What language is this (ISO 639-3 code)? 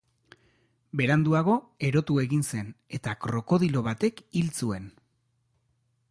eus